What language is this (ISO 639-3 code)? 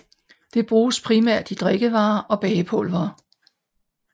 dan